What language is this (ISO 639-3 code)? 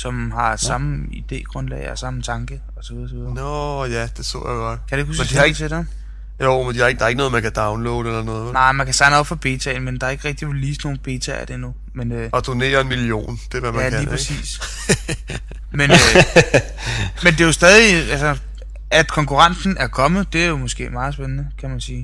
dan